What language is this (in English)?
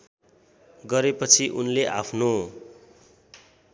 Nepali